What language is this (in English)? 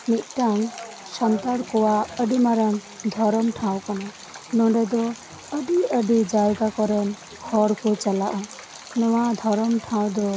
Santali